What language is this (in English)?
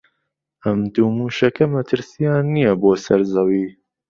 Central Kurdish